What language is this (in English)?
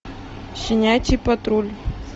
Russian